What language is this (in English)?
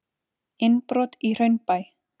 Icelandic